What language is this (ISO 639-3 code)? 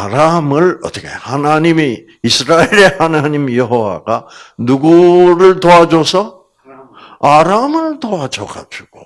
kor